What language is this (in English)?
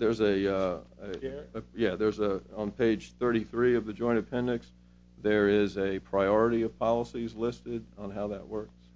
English